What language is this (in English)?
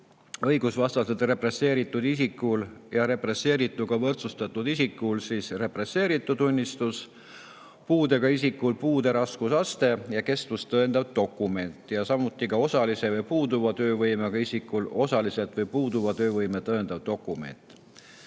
Estonian